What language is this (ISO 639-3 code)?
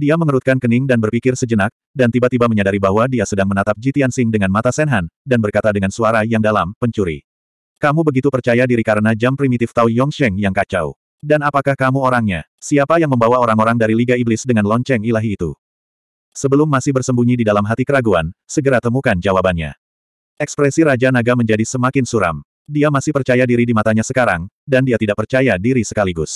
ind